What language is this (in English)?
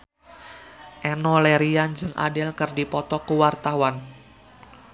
Sundanese